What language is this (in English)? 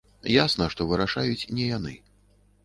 Belarusian